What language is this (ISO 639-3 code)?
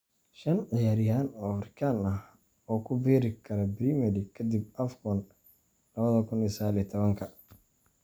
som